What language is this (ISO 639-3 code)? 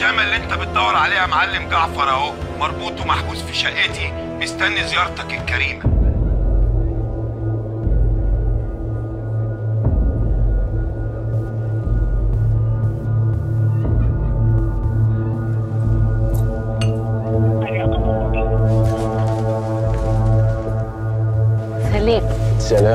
ara